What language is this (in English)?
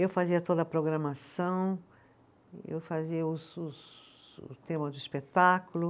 Portuguese